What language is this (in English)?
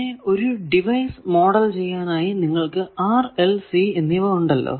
Malayalam